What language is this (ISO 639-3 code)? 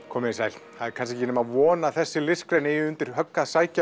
isl